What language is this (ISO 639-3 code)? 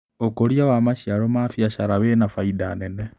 kik